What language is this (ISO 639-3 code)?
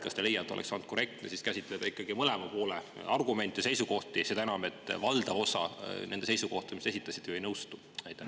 est